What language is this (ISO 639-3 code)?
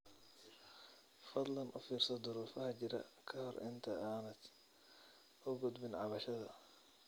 som